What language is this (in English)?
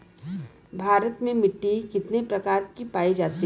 Bhojpuri